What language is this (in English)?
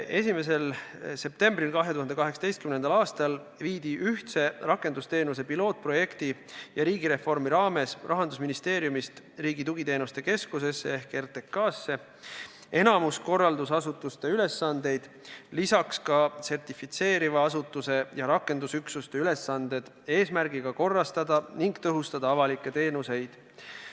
Estonian